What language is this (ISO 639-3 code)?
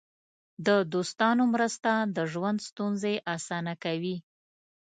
pus